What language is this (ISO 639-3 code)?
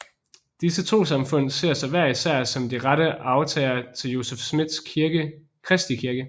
dan